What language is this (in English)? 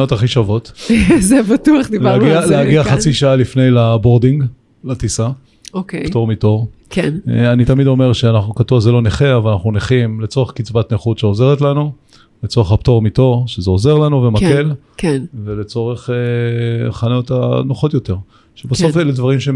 Hebrew